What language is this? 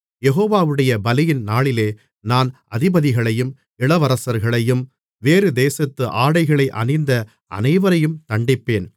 Tamil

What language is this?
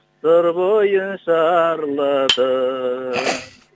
Kazakh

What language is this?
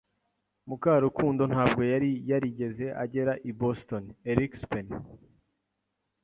Kinyarwanda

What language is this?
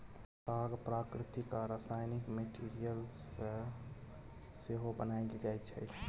Maithili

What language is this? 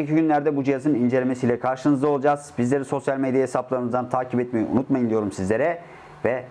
Turkish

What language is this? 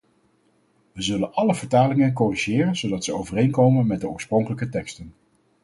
Dutch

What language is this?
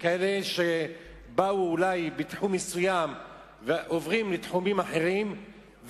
Hebrew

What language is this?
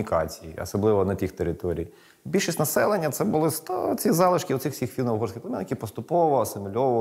Ukrainian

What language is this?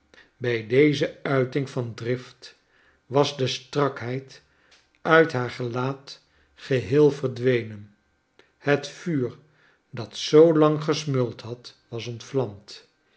Dutch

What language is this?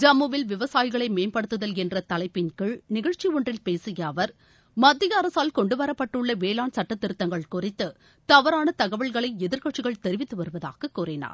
Tamil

